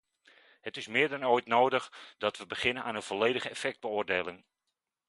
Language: Dutch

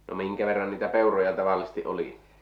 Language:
Finnish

